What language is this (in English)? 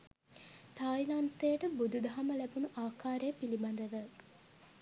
Sinhala